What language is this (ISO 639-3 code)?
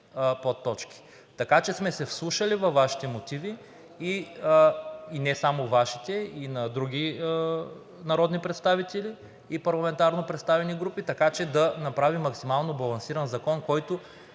bul